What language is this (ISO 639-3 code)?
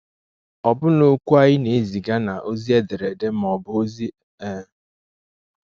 ibo